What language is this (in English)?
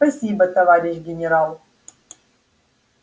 Russian